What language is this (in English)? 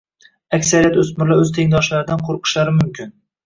Uzbek